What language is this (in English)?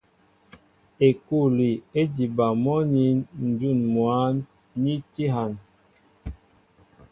Mbo (Cameroon)